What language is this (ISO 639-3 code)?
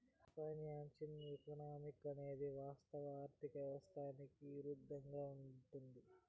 tel